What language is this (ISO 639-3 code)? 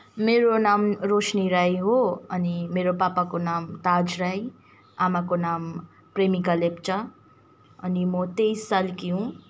nep